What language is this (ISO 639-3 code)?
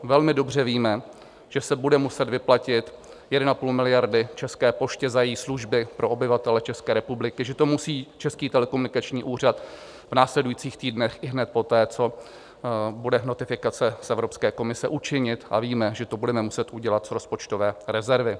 ces